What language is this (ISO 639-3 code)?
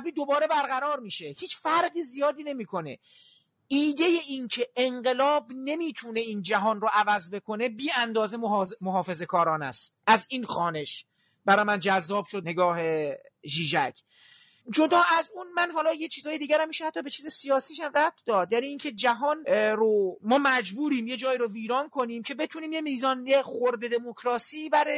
fas